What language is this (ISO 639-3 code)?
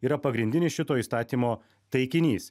lit